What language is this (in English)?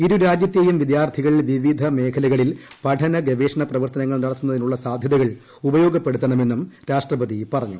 Malayalam